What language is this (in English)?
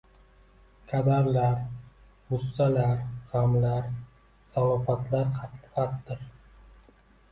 Uzbek